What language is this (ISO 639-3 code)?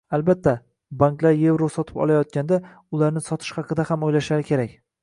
uzb